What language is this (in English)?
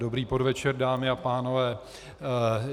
Czech